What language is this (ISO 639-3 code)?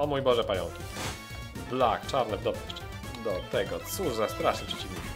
pol